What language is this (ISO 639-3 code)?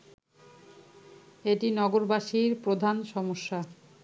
ben